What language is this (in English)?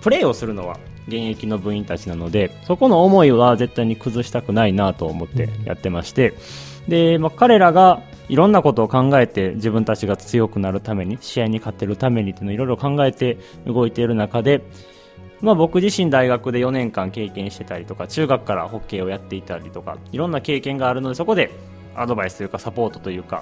Japanese